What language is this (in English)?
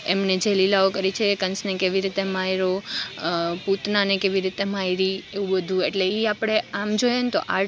Gujarati